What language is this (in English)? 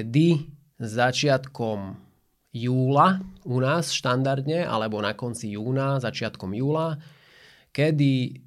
Slovak